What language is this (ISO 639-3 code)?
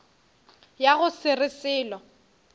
nso